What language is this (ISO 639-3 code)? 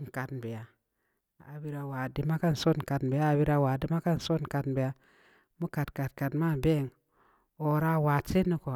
ndi